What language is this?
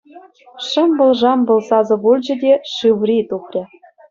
Chuvash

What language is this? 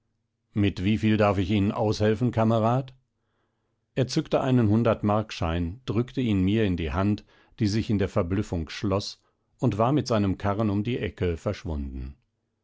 German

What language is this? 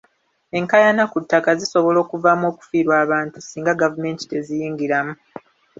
Ganda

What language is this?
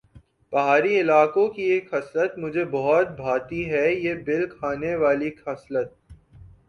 Urdu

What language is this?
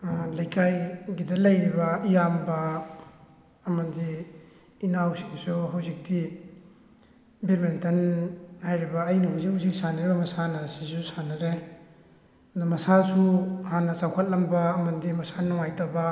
Manipuri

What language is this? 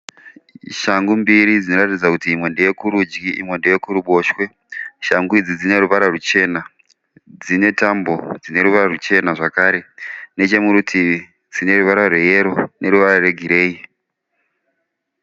Shona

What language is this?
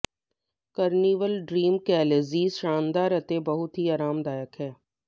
Punjabi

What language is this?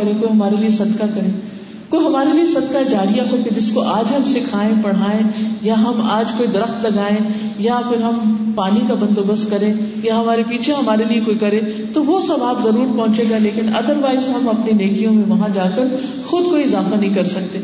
Urdu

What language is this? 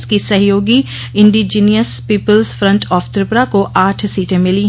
Hindi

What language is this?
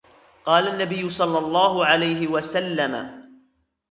Arabic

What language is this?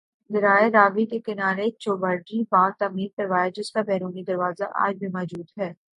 Urdu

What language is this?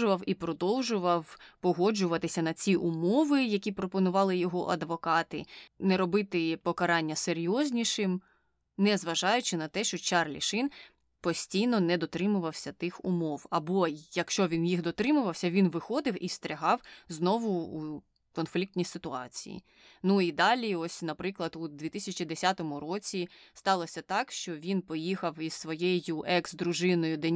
Ukrainian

